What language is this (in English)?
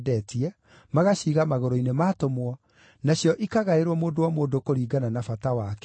Kikuyu